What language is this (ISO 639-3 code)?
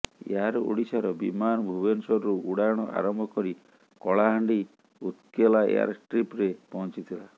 ori